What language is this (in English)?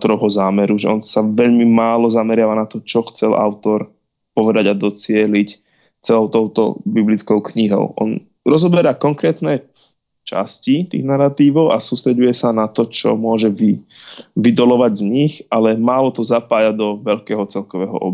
Slovak